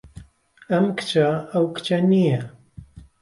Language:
Central Kurdish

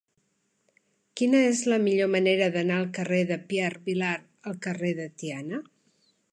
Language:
Catalan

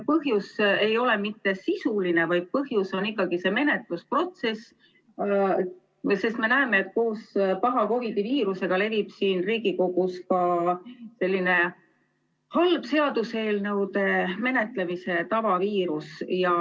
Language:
Estonian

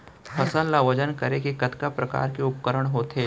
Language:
Chhattisgarhi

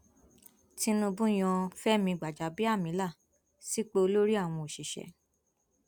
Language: Yoruba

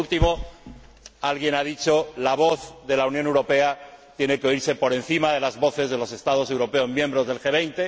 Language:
Spanish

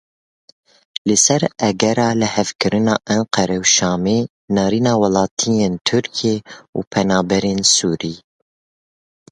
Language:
Kurdish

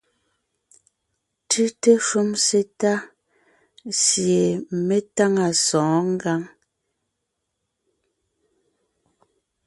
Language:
Ngiemboon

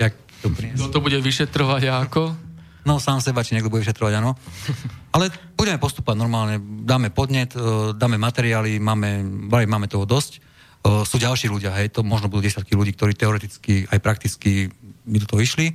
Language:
Slovak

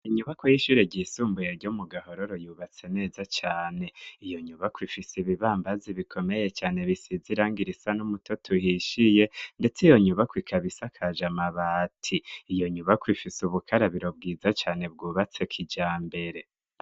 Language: Rundi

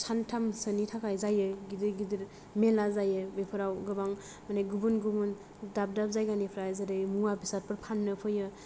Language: Bodo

